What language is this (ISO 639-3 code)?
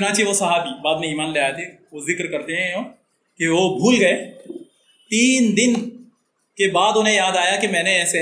urd